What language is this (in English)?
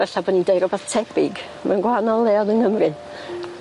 Welsh